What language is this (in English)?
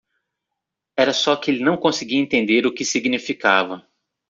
Portuguese